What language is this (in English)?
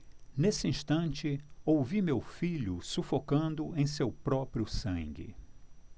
Portuguese